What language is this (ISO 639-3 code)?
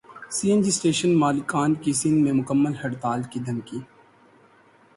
urd